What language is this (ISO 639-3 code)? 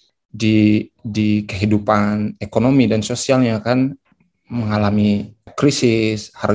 ind